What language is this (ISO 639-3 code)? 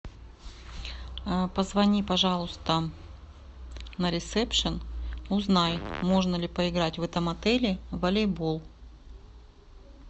rus